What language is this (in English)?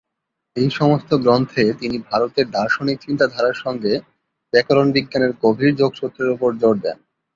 Bangla